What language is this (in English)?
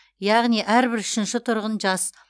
Kazakh